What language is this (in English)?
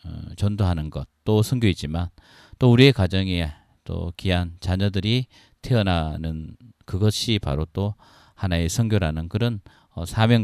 Korean